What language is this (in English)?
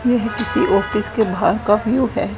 Hindi